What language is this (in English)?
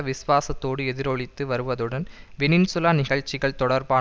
Tamil